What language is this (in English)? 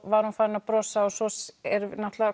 Icelandic